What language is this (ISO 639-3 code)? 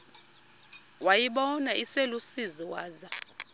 xho